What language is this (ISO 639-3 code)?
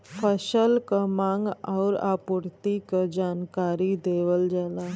bho